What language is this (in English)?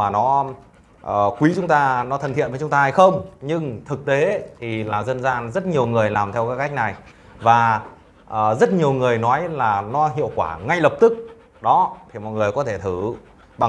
Vietnamese